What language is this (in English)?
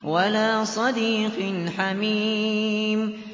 Arabic